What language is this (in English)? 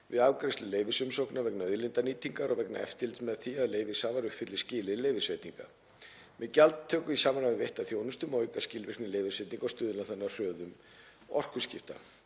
Icelandic